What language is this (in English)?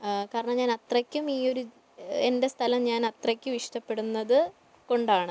Malayalam